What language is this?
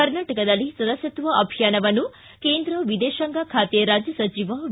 Kannada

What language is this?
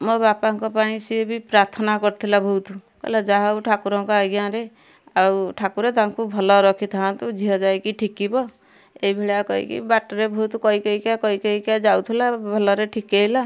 Odia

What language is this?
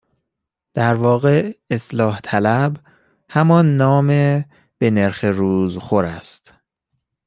Persian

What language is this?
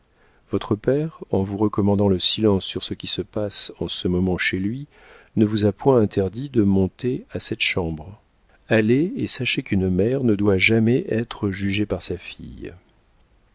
French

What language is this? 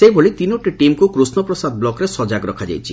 Odia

